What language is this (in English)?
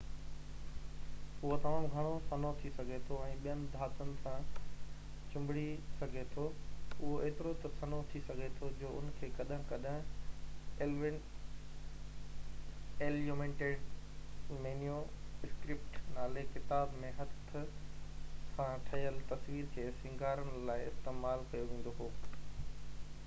Sindhi